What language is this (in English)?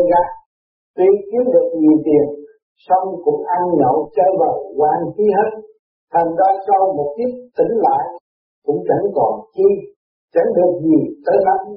Vietnamese